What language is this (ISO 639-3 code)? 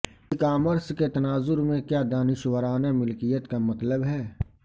urd